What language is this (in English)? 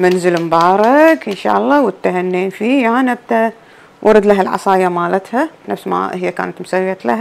Arabic